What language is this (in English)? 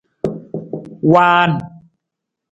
Nawdm